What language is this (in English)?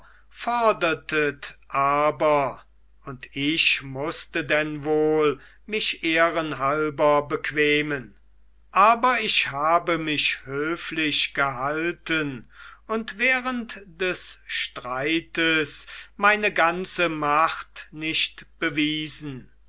German